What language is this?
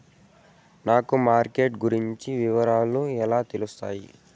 Telugu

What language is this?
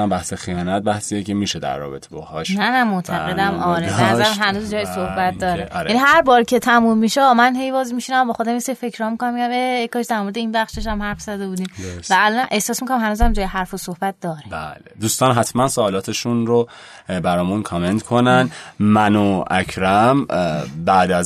Persian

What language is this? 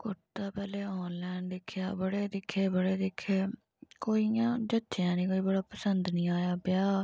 Dogri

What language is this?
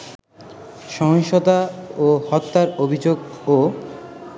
Bangla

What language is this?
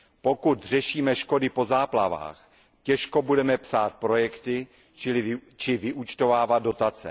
Czech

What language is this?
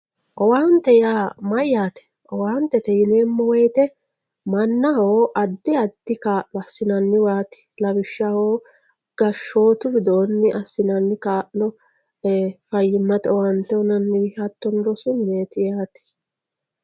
Sidamo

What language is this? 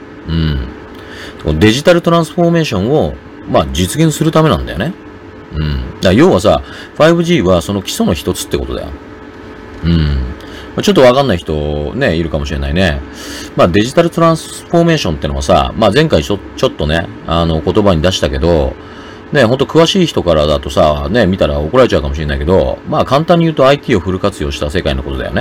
Japanese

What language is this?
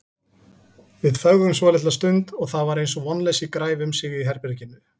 Icelandic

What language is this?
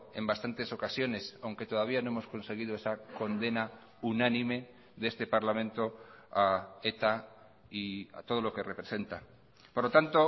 Spanish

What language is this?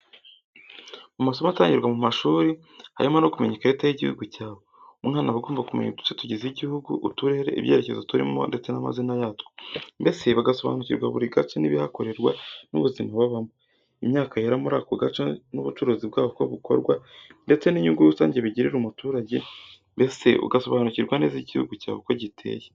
Kinyarwanda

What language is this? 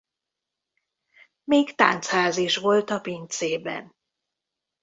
Hungarian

